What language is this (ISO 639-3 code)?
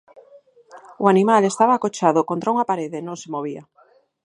glg